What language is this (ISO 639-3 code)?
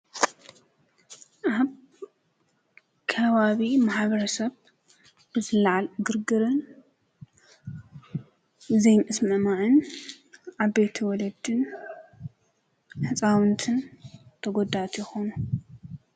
tir